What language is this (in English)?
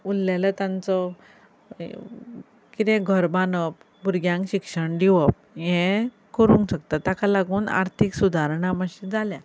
Konkani